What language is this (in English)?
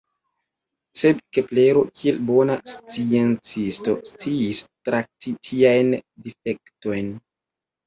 Esperanto